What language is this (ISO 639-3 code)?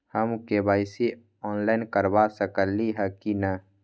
mag